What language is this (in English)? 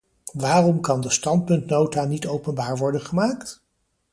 Dutch